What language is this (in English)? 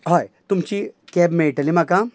Konkani